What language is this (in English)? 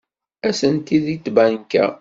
Kabyle